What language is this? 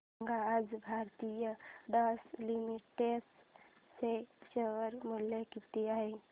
Marathi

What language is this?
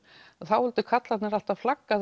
Icelandic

